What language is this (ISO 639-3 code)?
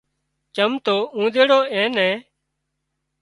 kxp